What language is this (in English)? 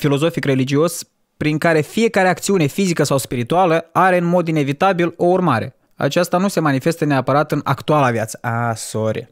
Romanian